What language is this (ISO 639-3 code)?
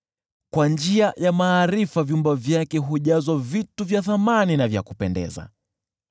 swa